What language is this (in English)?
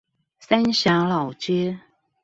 Chinese